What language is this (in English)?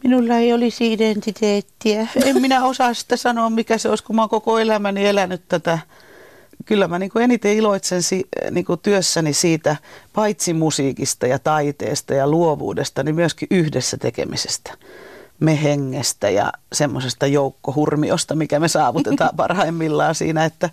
Finnish